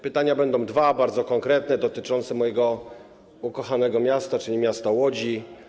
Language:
Polish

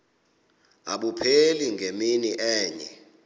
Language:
Xhosa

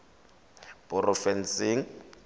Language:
Tswana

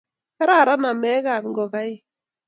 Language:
Kalenjin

